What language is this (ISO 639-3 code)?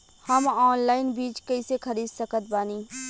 bho